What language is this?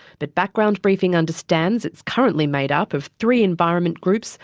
English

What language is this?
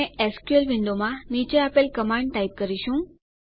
Gujarati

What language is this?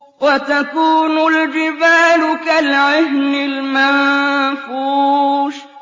Arabic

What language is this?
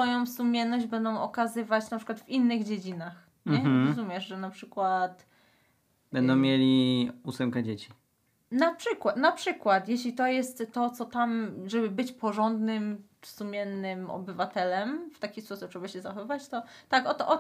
Polish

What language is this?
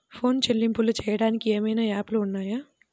Telugu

